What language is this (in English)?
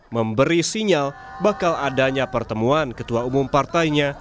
Indonesian